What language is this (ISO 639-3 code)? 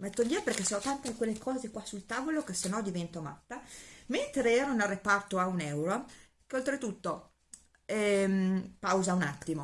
ita